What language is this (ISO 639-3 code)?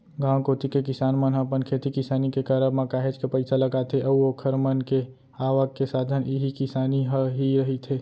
hne